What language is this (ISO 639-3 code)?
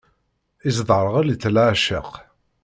kab